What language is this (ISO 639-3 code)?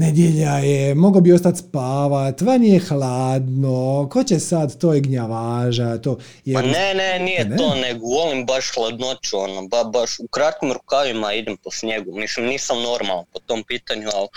hrv